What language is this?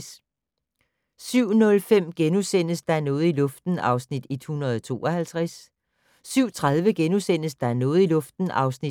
Danish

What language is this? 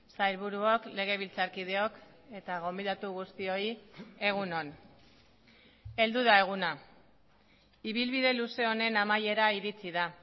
Basque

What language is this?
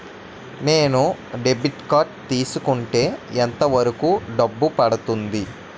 Telugu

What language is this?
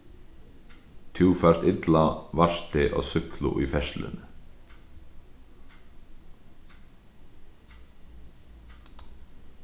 Faroese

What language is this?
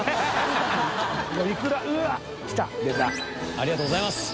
Japanese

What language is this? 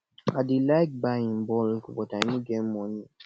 Nigerian Pidgin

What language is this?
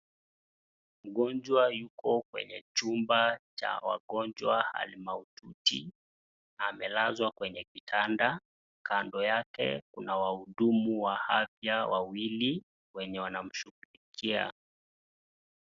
Swahili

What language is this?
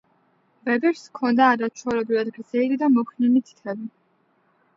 Georgian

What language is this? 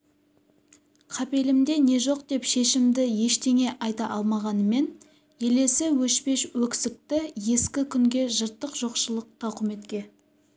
Kazakh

